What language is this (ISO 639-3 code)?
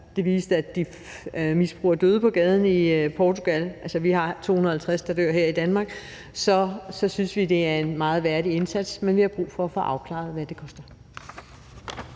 dan